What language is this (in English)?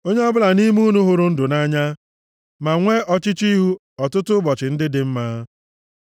Igbo